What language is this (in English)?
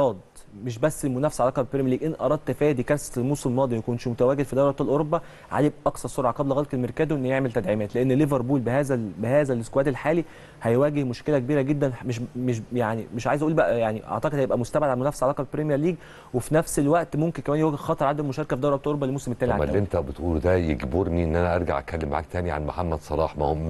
Arabic